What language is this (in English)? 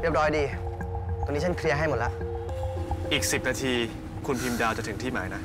Thai